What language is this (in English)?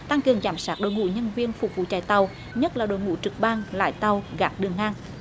Vietnamese